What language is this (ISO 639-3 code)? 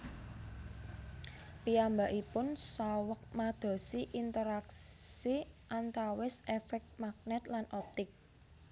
jav